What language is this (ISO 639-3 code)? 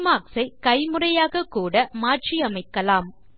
tam